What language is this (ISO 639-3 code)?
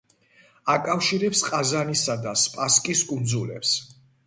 kat